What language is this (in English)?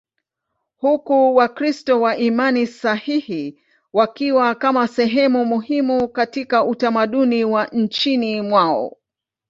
Swahili